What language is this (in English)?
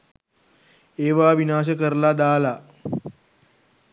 Sinhala